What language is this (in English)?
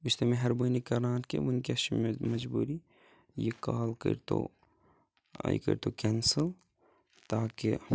Kashmiri